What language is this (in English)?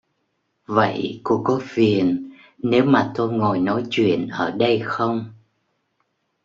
Vietnamese